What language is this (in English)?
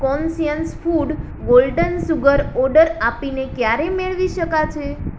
Gujarati